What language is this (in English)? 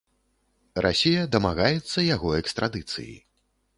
Belarusian